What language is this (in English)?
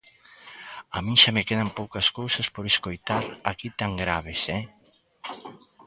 Galician